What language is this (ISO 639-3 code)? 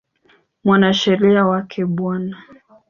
swa